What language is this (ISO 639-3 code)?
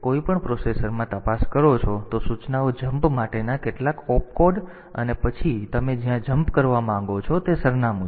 guj